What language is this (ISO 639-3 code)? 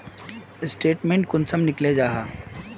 mag